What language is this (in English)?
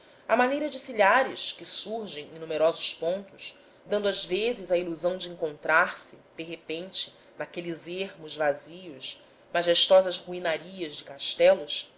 Portuguese